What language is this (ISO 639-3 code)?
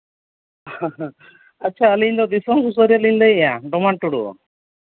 sat